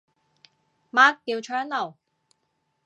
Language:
Cantonese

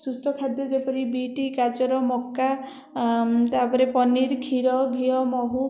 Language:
Odia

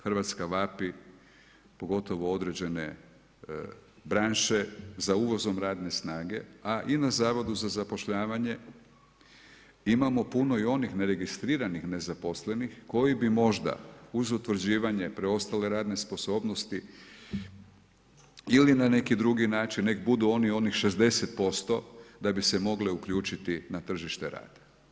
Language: Croatian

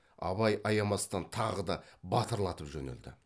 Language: Kazakh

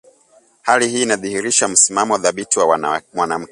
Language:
Swahili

